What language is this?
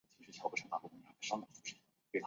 Chinese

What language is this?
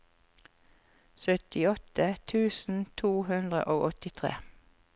Norwegian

